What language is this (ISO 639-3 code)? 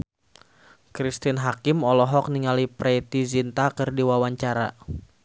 sun